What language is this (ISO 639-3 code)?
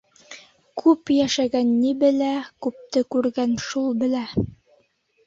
bak